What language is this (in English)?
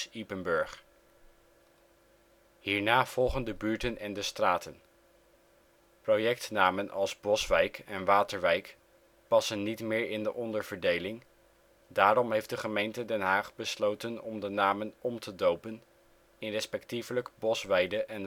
Dutch